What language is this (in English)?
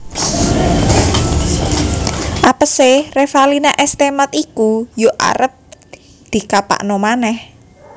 Javanese